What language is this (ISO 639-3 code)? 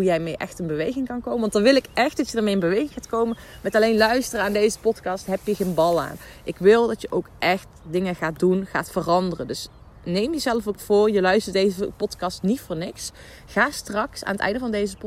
nld